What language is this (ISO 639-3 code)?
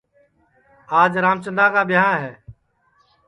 ssi